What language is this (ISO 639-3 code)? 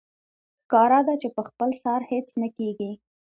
pus